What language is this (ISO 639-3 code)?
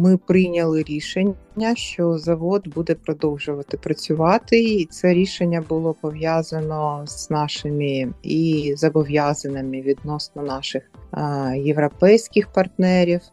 ukr